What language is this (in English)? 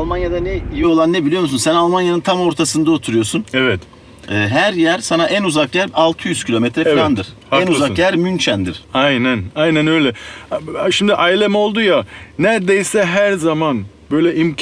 Turkish